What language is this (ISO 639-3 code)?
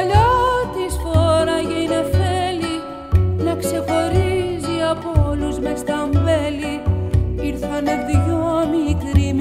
ell